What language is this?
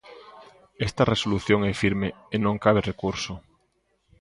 Galician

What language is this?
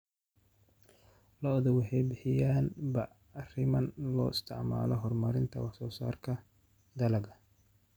Somali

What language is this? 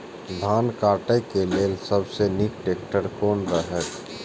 Maithili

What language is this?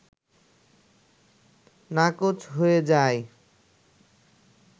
Bangla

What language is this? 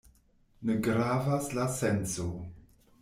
Esperanto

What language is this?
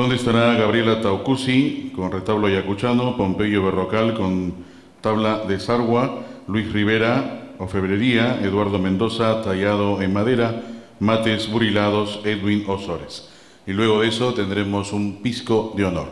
Spanish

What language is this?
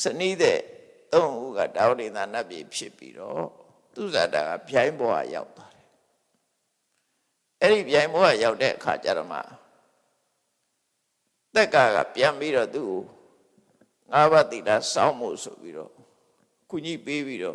Vietnamese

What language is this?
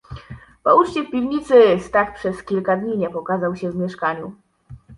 Polish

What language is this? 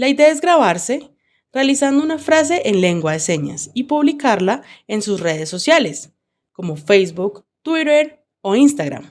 Spanish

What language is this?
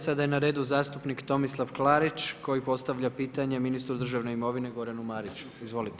Croatian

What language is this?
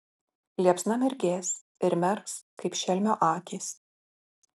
Lithuanian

